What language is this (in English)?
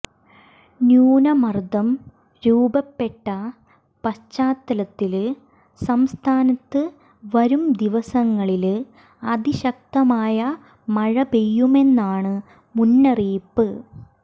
Malayalam